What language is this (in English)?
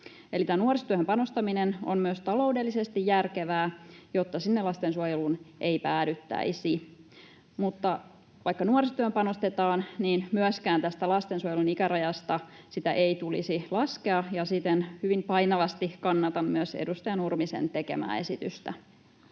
Finnish